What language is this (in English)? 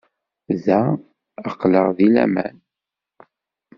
Kabyle